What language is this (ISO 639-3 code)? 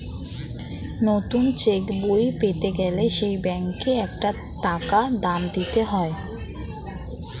ben